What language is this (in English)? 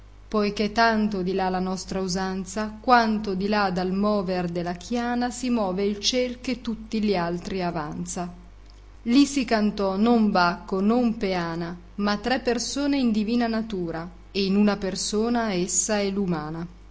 Italian